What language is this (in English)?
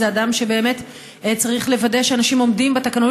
Hebrew